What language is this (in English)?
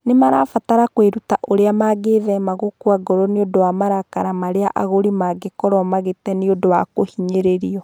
Kikuyu